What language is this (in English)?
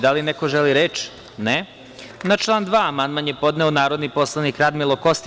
Serbian